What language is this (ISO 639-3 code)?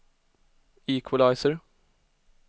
swe